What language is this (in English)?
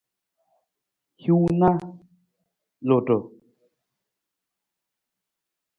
Nawdm